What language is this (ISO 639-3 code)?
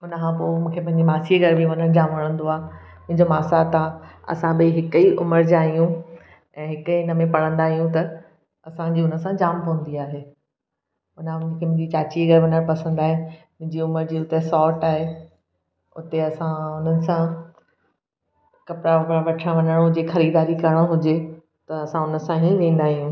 snd